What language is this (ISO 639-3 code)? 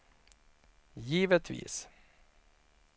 swe